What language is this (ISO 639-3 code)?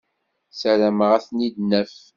kab